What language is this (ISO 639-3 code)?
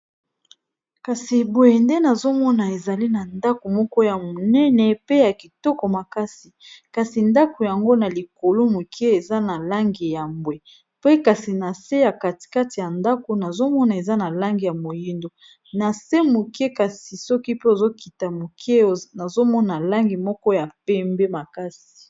lin